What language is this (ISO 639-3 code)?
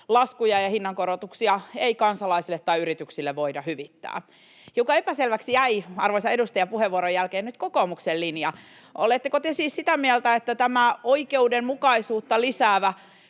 fin